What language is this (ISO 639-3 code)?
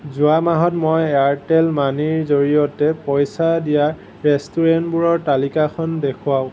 asm